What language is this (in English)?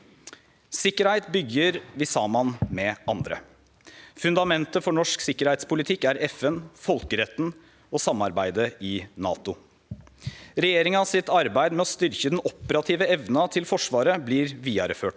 Norwegian